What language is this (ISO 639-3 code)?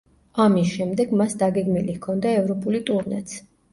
kat